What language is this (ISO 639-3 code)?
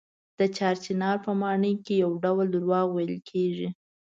pus